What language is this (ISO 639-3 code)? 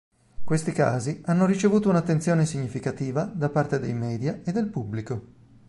ita